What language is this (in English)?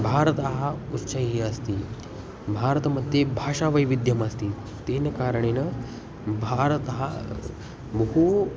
Sanskrit